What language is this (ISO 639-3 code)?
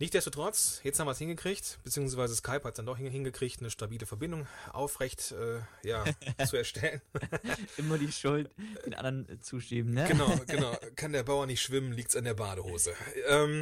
deu